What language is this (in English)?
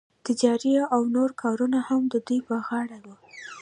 Pashto